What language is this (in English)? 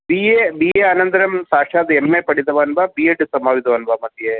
Sanskrit